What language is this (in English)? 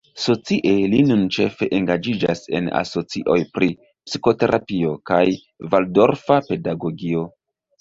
Esperanto